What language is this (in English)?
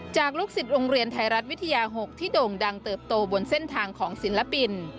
Thai